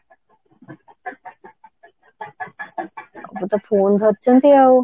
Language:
Odia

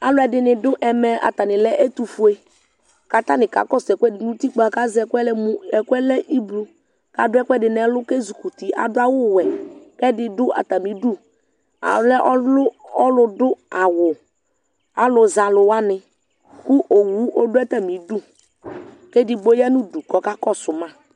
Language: Ikposo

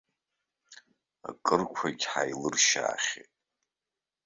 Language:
Abkhazian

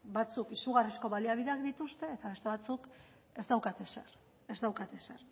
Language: Basque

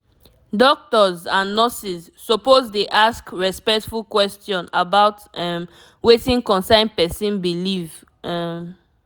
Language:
Nigerian Pidgin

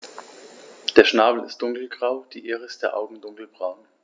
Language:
German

